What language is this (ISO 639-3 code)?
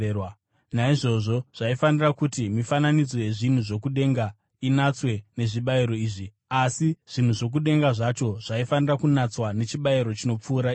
sna